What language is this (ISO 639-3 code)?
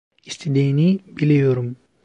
tur